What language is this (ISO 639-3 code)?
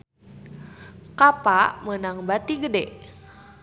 sun